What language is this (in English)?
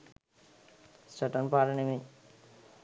Sinhala